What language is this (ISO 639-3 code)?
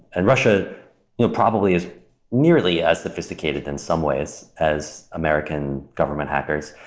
eng